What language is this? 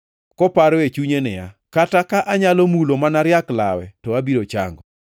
Luo (Kenya and Tanzania)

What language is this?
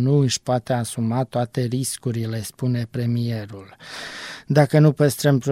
Romanian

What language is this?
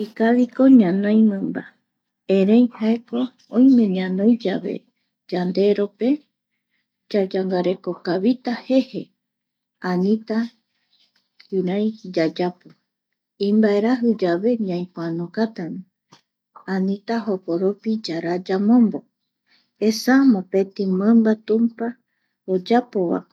Eastern Bolivian Guaraní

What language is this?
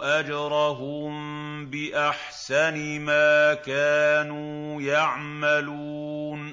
Arabic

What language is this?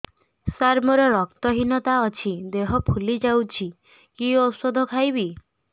Odia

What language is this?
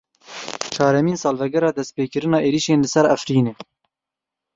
Kurdish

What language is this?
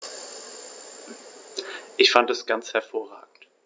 German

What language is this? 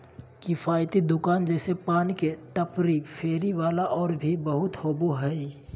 Magahi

